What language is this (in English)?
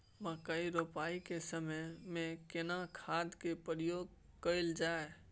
Maithili